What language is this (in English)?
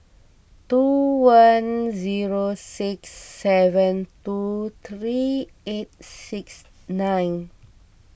English